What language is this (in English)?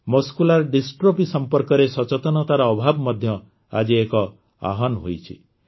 Odia